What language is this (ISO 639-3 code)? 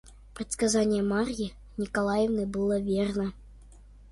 rus